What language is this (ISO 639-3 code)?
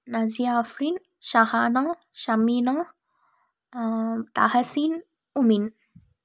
tam